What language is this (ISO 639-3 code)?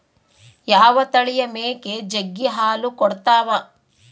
kan